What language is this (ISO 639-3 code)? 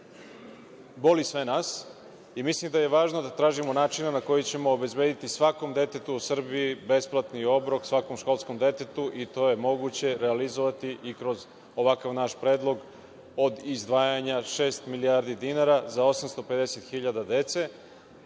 srp